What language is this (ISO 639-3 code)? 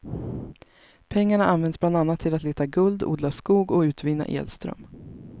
swe